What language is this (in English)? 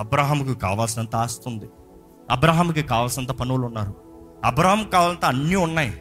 Telugu